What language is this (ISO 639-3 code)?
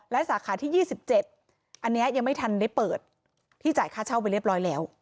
tha